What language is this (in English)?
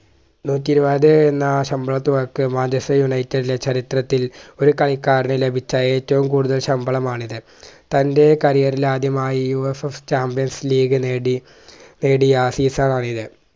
Malayalam